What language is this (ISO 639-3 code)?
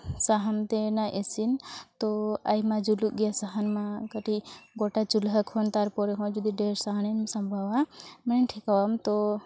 sat